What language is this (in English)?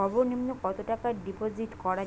Bangla